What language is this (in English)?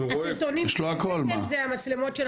Hebrew